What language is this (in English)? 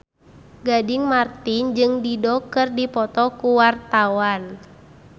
Sundanese